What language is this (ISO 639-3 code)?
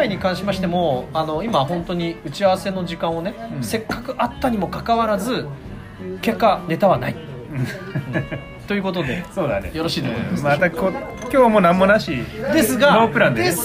jpn